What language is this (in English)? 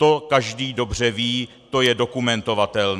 Czech